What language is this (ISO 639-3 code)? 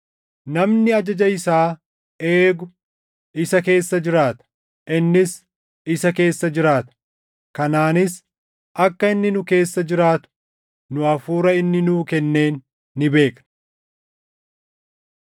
orm